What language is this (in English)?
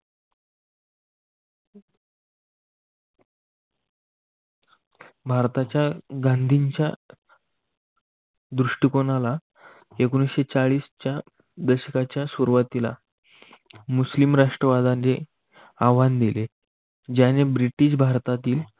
Marathi